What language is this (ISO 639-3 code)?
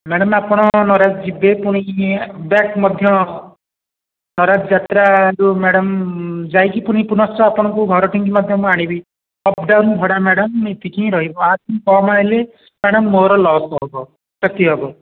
ori